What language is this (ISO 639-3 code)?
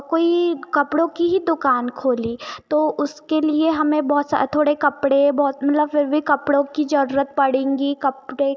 hin